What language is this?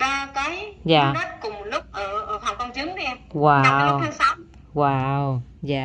Vietnamese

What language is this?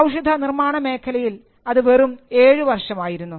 Malayalam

